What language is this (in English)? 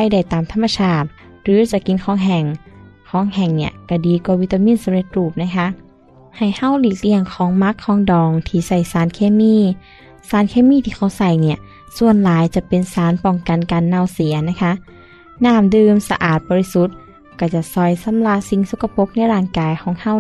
Thai